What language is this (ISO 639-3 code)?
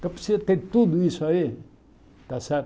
por